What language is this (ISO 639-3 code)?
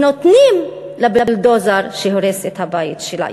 heb